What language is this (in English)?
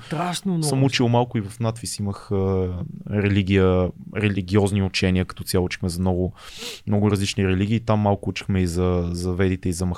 Bulgarian